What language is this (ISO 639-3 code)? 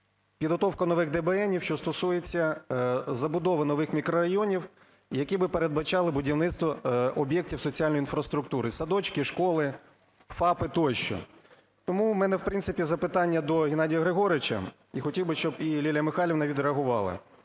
ukr